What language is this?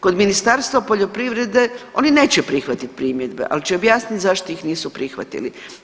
Croatian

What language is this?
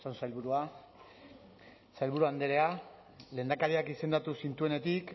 Basque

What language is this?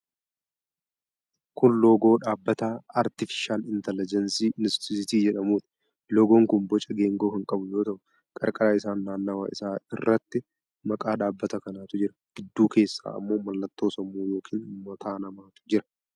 Oromo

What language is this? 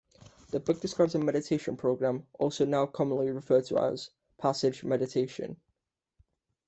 English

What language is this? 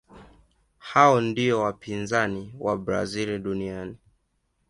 Swahili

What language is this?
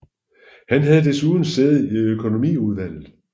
Danish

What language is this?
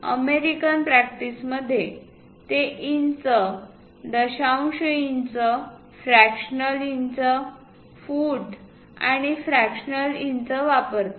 Marathi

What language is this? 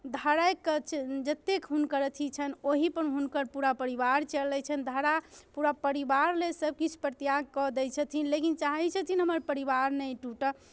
Maithili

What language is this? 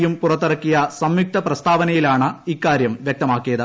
Malayalam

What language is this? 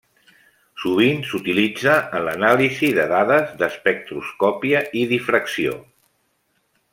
Catalan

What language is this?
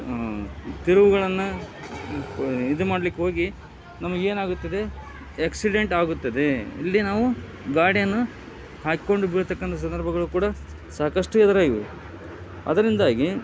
Kannada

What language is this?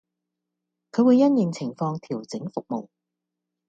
Cantonese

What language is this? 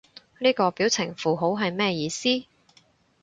Cantonese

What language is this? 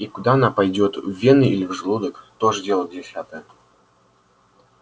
Russian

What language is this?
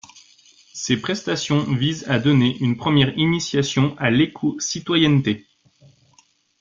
French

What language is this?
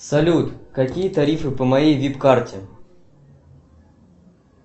Russian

